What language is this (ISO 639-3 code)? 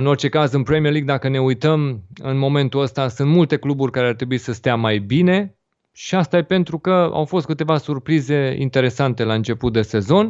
ron